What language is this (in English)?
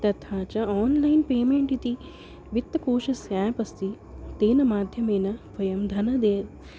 Sanskrit